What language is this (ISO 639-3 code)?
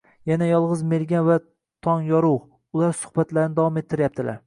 uzb